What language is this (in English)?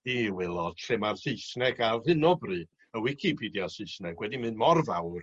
Welsh